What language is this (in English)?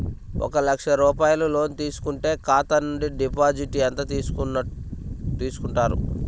Telugu